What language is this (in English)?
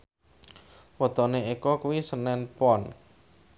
Javanese